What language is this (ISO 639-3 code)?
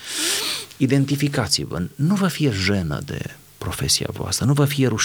ron